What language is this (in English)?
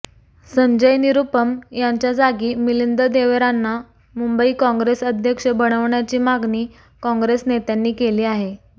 Marathi